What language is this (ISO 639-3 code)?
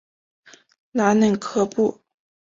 zho